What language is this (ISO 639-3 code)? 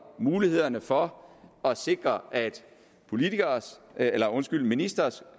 dan